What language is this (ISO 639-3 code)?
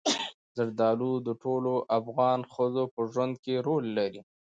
pus